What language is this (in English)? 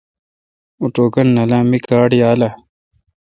Kalkoti